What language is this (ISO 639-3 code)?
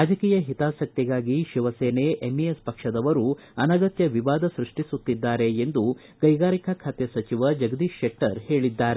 kan